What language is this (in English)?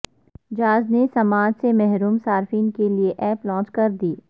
Urdu